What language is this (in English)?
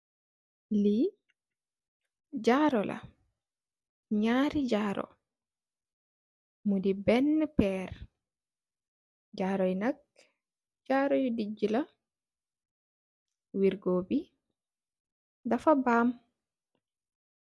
Wolof